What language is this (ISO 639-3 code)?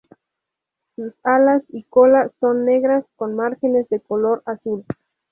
spa